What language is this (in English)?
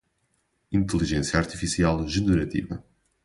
Portuguese